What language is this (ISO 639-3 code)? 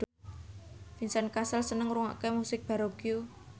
jav